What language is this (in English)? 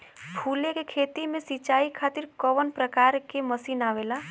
Bhojpuri